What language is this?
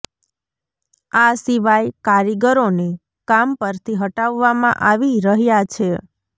Gujarati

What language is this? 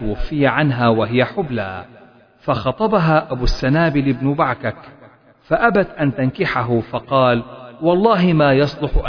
Arabic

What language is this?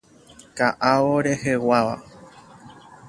Guarani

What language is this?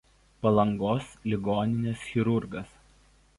Lithuanian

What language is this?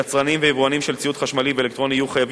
Hebrew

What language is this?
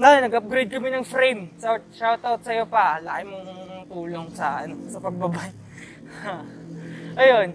Filipino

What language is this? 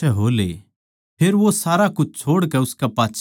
Haryanvi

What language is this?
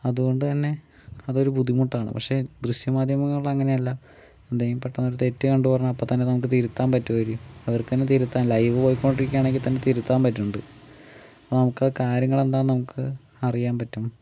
Malayalam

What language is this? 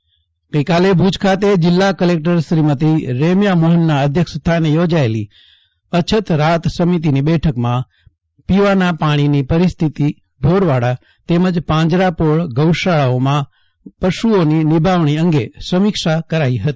Gujarati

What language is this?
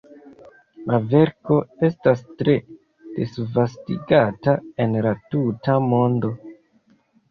Esperanto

